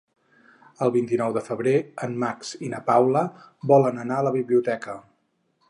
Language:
Catalan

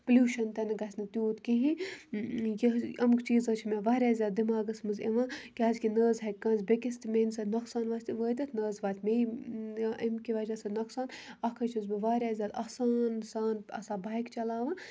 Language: Kashmiri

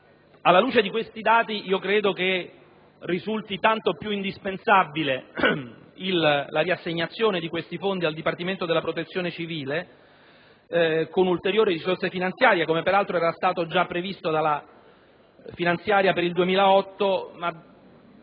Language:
Italian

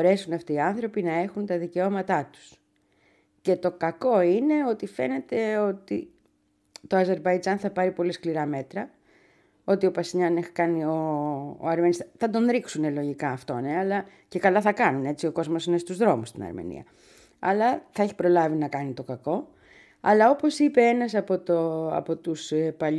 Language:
Greek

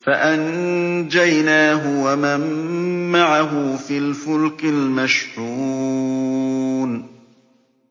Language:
Arabic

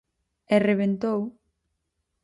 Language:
Galician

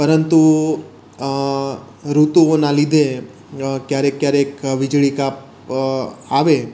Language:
Gujarati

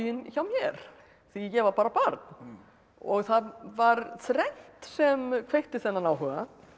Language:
Icelandic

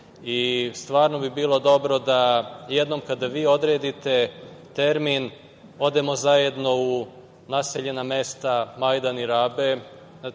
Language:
Serbian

